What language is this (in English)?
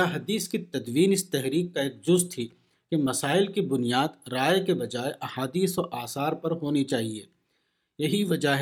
Urdu